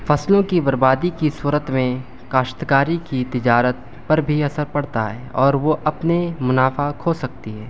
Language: Urdu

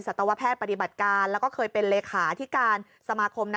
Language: Thai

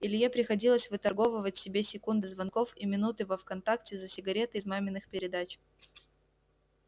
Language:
Russian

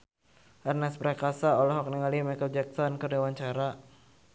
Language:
Sundanese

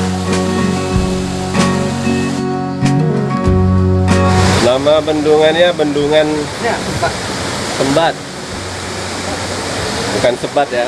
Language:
Indonesian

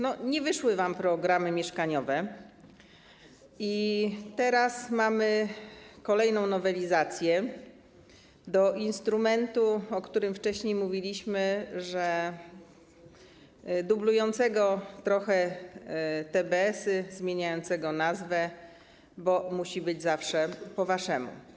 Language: Polish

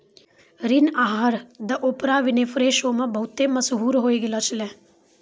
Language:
Maithili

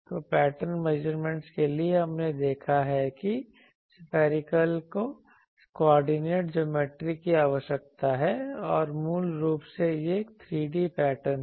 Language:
Hindi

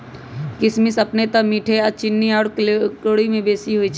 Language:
Magahi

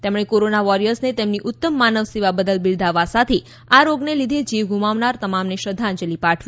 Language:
Gujarati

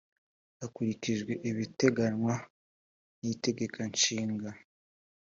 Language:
Kinyarwanda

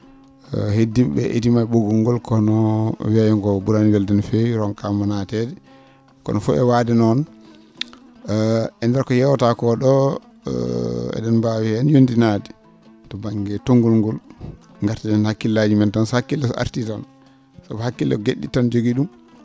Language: Fula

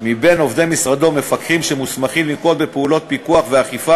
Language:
Hebrew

